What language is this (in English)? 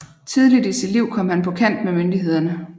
Danish